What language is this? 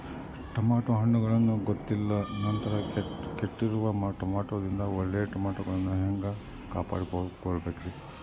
Kannada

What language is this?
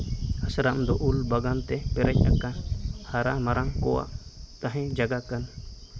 Santali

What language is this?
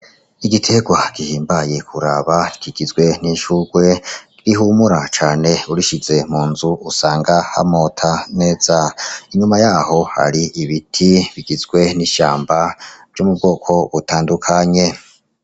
Rundi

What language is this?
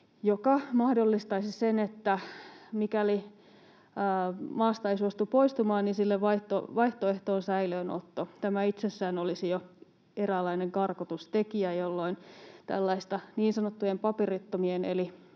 Finnish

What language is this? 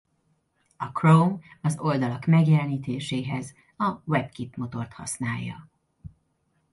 Hungarian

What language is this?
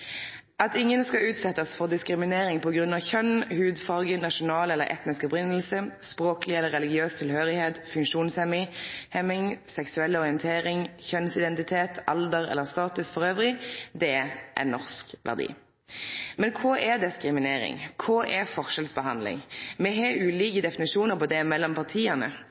Norwegian Nynorsk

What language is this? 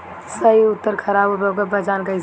Bhojpuri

